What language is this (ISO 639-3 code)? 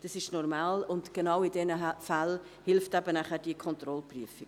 gsw